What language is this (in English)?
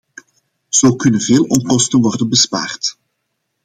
Dutch